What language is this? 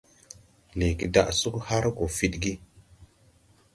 Tupuri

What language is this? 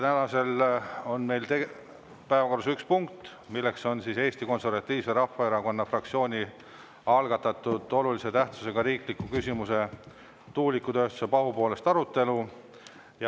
Estonian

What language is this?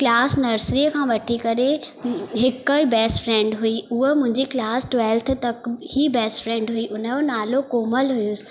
Sindhi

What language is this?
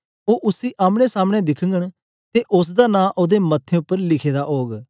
Dogri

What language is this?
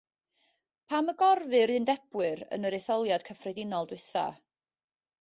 Welsh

